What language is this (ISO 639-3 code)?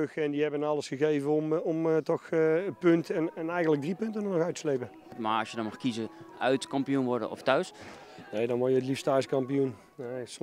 nld